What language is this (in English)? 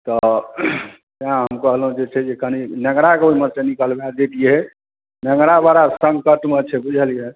Maithili